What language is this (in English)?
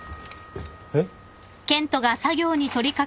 Japanese